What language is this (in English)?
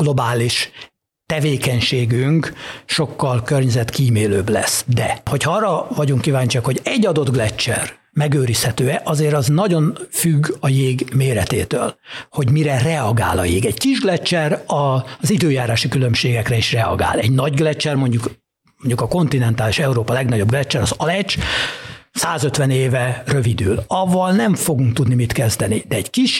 Hungarian